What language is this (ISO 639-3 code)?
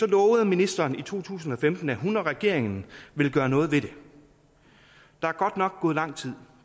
dan